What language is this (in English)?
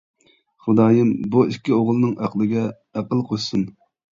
Uyghur